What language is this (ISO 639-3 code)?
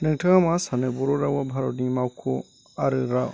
brx